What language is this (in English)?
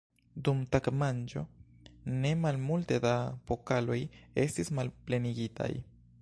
Esperanto